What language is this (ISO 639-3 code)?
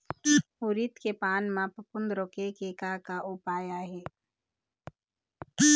hne